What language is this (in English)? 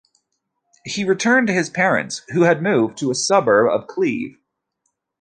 English